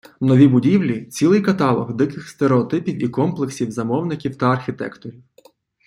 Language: Ukrainian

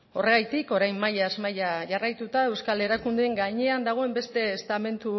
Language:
Basque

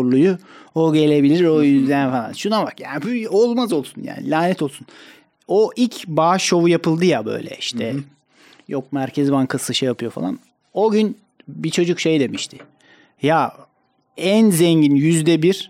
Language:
Turkish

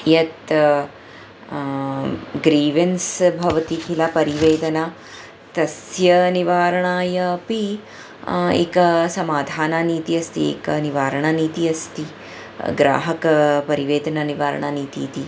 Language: Sanskrit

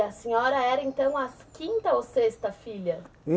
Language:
Portuguese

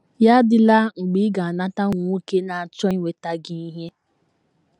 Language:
Igbo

